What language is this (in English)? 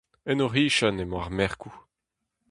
Breton